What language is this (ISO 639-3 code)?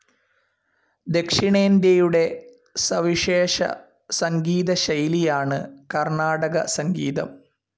mal